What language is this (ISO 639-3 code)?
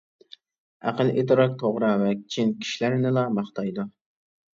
uig